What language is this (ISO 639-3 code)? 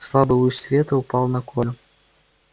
rus